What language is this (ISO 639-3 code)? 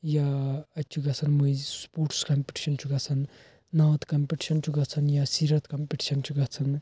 kas